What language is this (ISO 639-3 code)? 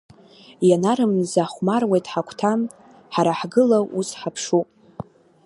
abk